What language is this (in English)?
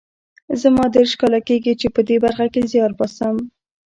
Pashto